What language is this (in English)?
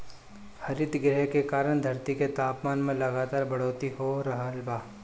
Bhojpuri